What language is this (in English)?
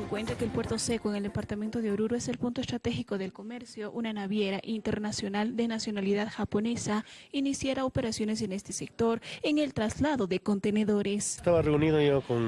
Spanish